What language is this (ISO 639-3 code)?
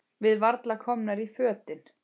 isl